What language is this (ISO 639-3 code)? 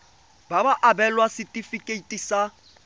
tsn